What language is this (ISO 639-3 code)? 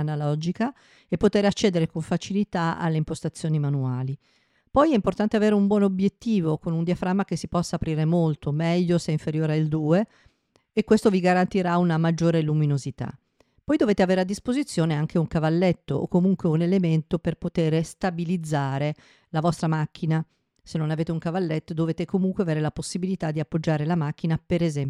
ita